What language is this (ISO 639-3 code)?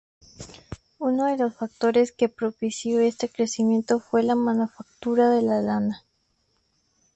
spa